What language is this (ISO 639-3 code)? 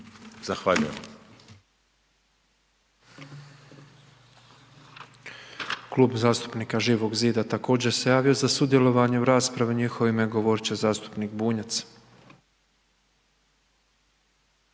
hrv